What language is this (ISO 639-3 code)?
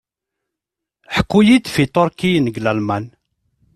kab